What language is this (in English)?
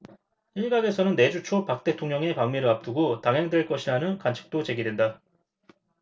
Korean